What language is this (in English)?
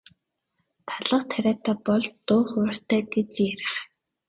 Mongolian